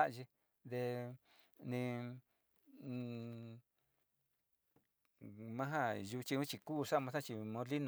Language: Sinicahua Mixtec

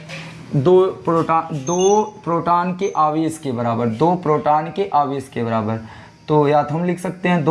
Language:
Hindi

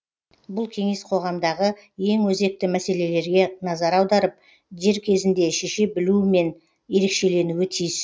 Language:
Kazakh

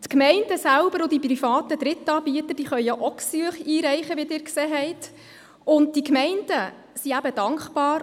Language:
Swiss German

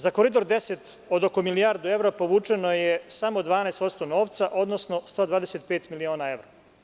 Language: Serbian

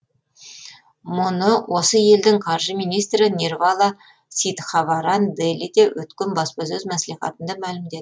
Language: Kazakh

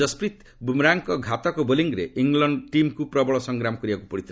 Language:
Odia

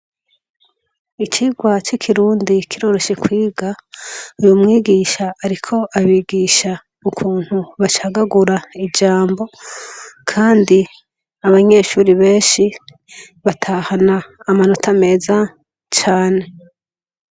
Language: Rundi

